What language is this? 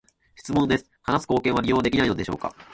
Japanese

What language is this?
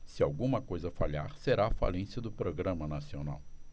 Portuguese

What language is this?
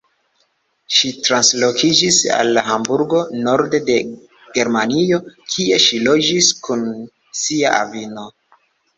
Esperanto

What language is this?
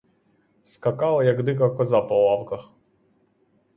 Ukrainian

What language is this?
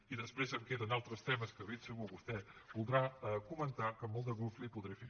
Catalan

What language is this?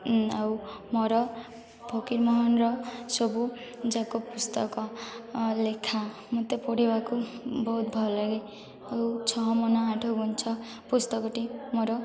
Odia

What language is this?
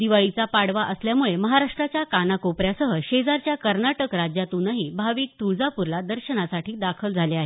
Marathi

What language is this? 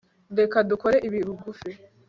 Kinyarwanda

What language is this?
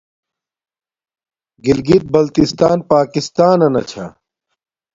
Domaaki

